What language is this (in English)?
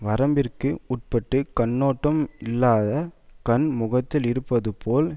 Tamil